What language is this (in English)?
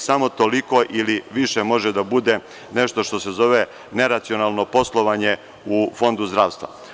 Serbian